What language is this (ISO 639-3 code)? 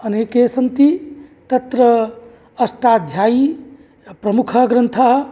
san